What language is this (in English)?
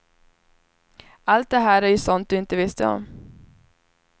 Swedish